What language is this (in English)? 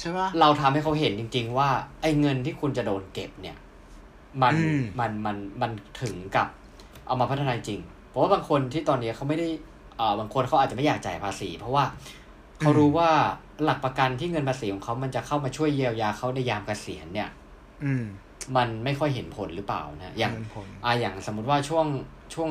Thai